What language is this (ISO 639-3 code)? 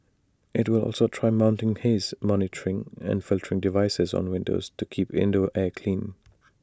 eng